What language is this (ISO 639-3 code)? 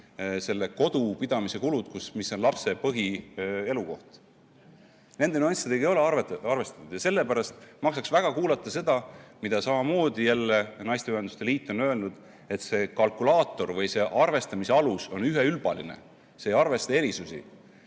est